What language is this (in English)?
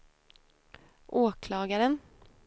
Swedish